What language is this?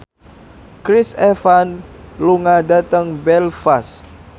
Javanese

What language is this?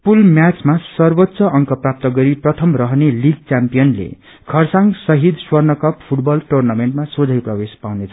Nepali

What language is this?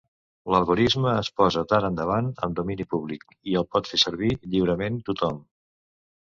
Catalan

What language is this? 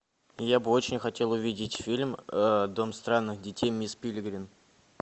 Russian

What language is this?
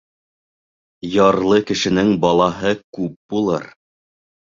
Bashkir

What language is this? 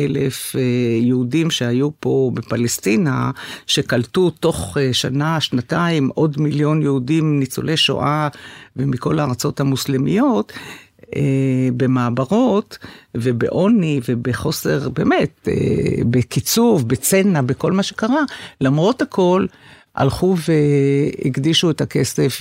Hebrew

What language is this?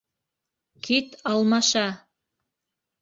Bashkir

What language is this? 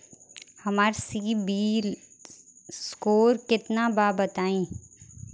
Bhojpuri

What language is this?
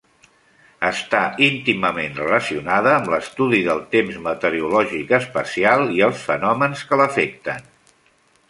Catalan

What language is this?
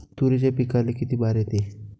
Marathi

